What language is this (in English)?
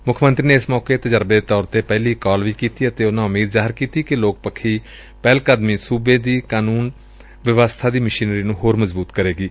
Punjabi